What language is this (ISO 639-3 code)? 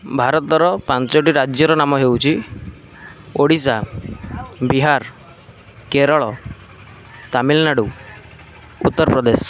ori